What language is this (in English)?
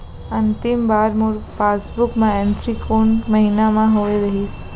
Chhattisgarhi